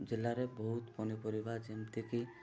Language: Odia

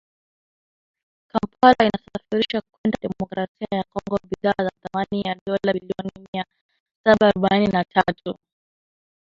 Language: Swahili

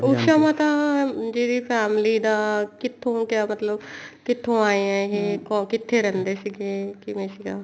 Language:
Punjabi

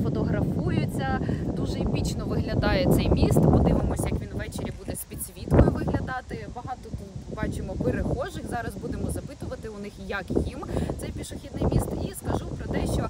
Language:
Ukrainian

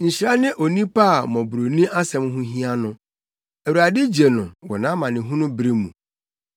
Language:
Akan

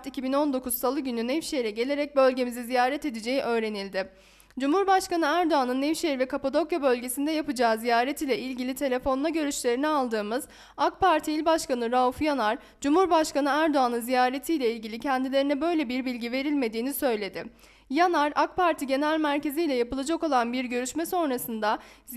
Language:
Turkish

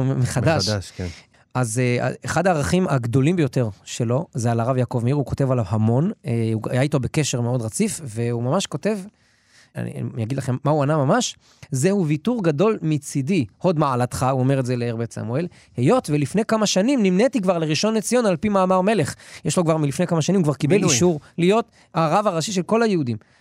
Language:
Hebrew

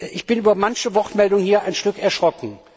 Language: German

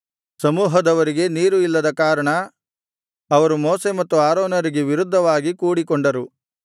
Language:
Kannada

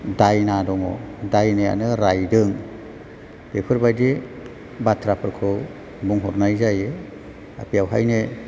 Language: Bodo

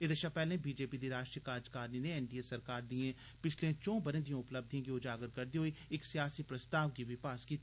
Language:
Dogri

